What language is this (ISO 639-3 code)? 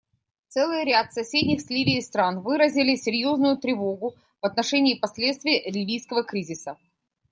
rus